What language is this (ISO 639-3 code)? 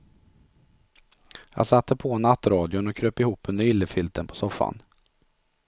swe